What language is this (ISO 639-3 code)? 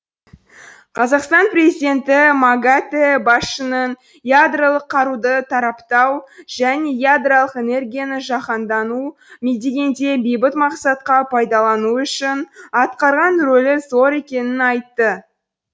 kaz